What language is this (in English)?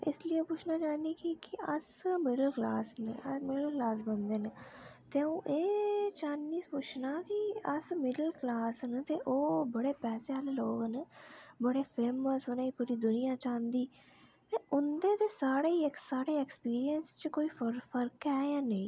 Dogri